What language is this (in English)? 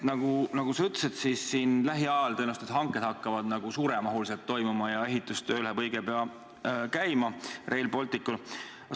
Estonian